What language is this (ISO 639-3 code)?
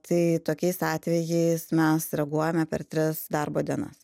lit